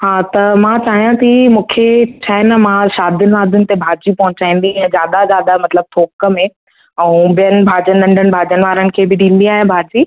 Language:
Sindhi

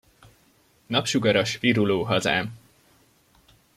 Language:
Hungarian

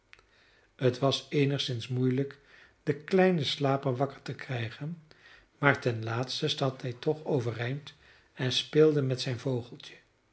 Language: Dutch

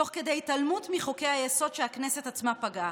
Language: Hebrew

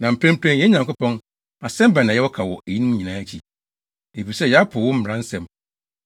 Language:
Akan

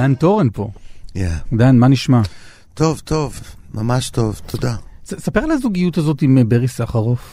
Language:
Hebrew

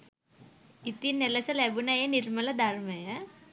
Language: Sinhala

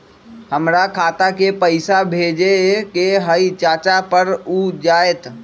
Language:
Magahi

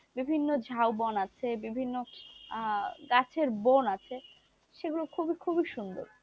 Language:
Bangla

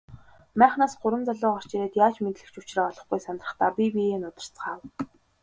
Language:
Mongolian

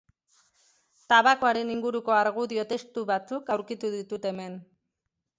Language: Basque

